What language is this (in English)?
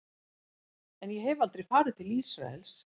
Icelandic